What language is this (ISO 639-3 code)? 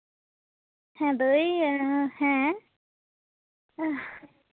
sat